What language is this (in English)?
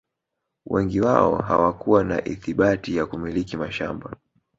Swahili